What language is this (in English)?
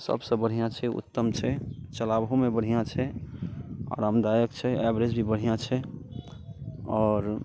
Maithili